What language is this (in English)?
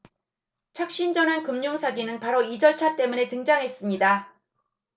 Korean